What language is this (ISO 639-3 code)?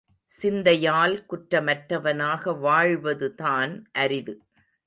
tam